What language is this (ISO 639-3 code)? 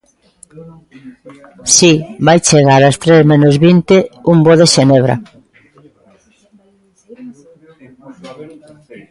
glg